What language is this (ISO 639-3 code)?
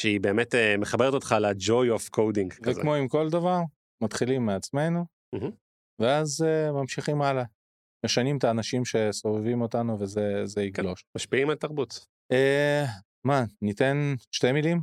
heb